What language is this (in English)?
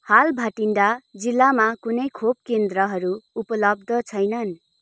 Nepali